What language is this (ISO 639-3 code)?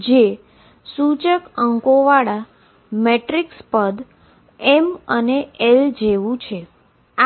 guj